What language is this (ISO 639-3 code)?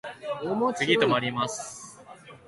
jpn